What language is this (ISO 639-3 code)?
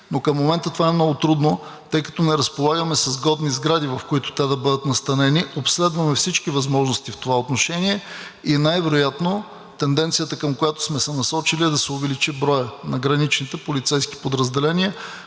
bul